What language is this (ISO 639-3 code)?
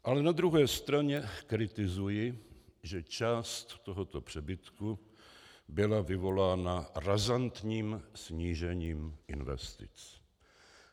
ces